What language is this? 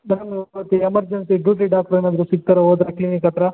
Kannada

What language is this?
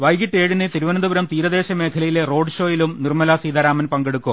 Malayalam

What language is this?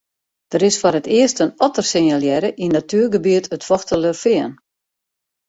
Western Frisian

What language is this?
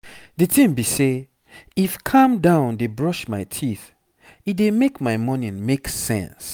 Nigerian Pidgin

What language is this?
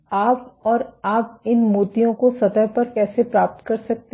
Hindi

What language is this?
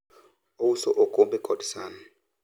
Luo (Kenya and Tanzania)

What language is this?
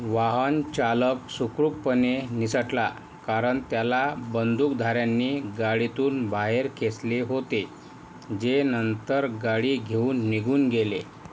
Marathi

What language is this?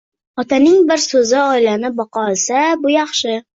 Uzbek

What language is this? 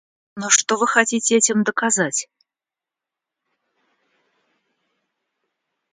Russian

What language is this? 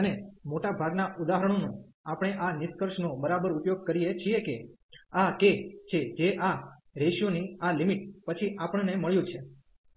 Gujarati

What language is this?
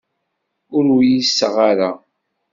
Kabyle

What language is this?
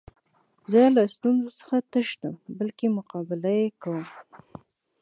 Pashto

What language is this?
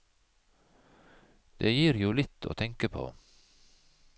Norwegian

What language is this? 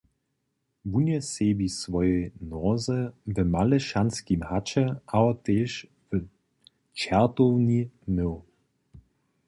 Upper Sorbian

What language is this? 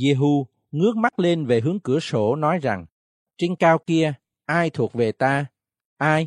Vietnamese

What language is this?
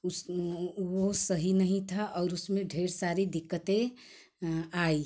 Hindi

